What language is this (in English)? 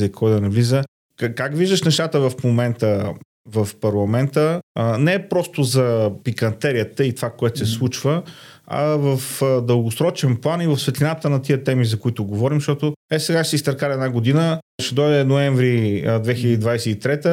Bulgarian